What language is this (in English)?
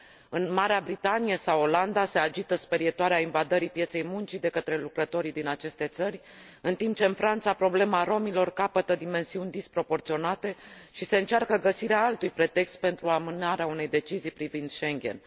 Romanian